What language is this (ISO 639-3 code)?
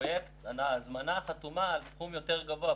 heb